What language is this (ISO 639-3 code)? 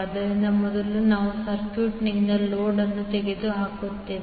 kan